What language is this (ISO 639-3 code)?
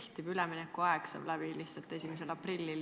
est